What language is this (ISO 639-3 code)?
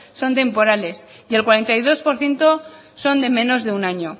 spa